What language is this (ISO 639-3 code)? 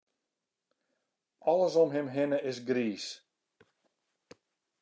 fry